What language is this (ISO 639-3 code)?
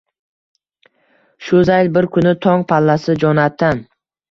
uzb